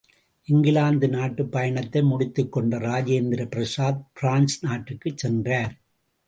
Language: Tamil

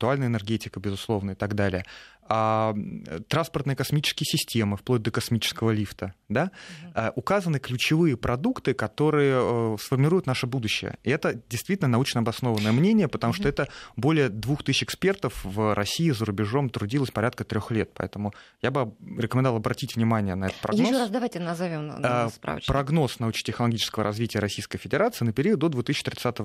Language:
Russian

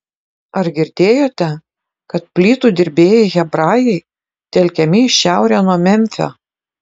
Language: Lithuanian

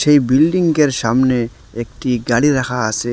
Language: Bangla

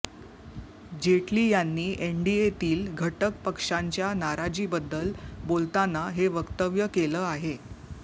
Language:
Marathi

